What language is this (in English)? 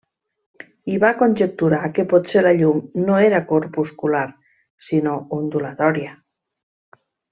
Catalan